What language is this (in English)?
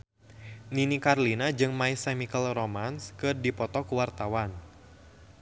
Sundanese